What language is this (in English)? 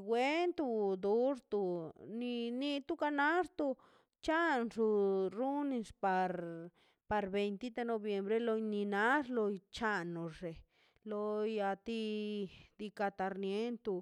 Mazaltepec Zapotec